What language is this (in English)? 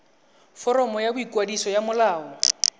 Tswana